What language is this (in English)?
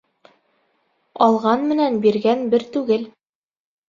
Bashkir